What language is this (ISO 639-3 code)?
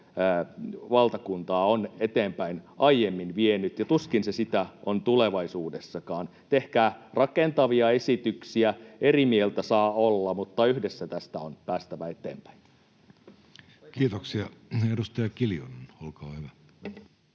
fin